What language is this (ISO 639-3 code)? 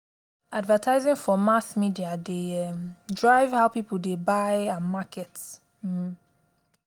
pcm